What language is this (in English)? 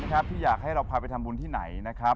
Thai